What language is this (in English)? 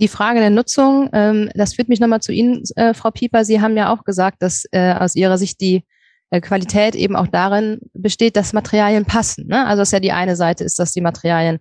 German